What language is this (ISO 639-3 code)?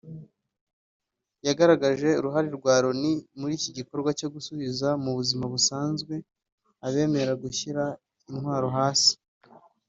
kin